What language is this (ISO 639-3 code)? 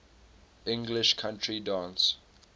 eng